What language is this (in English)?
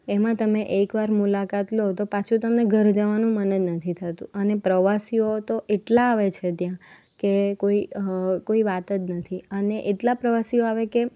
Gujarati